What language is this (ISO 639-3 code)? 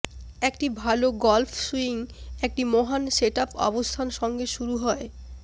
ben